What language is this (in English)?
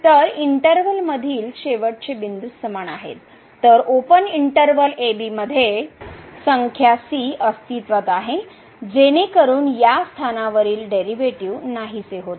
Marathi